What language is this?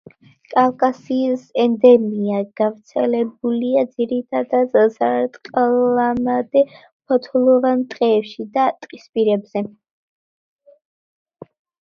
Georgian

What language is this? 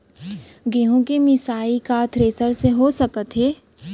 Chhattisgarhi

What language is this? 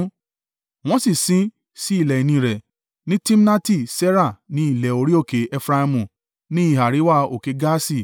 Yoruba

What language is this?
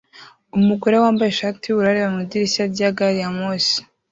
Kinyarwanda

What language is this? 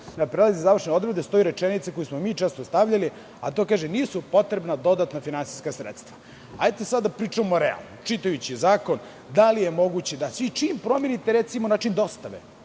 Serbian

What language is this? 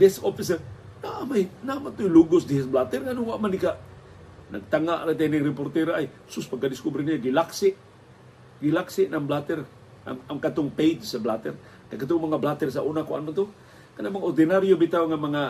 Filipino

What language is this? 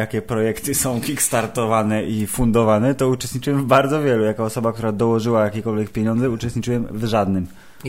Polish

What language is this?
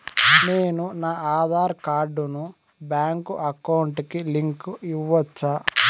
Telugu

